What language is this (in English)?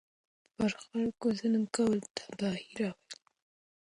Pashto